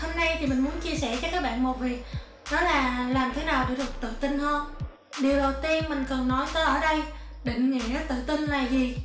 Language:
Vietnamese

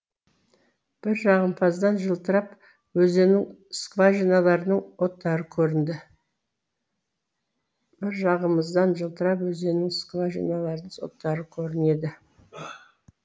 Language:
Kazakh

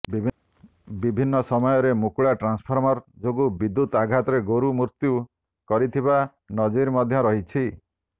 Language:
Odia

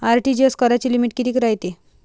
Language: Marathi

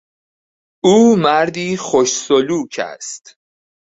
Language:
Persian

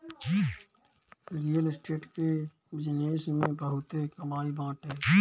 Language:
Bhojpuri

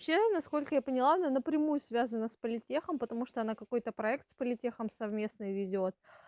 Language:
Russian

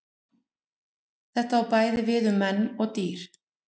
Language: Icelandic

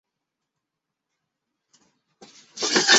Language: Chinese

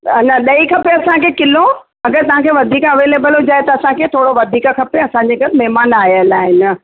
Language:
Sindhi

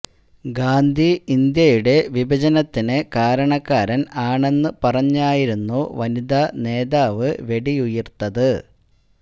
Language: Malayalam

